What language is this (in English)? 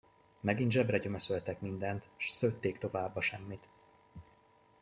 Hungarian